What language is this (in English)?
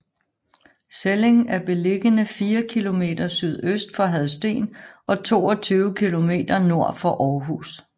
Danish